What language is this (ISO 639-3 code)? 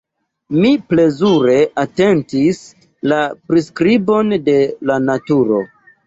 epo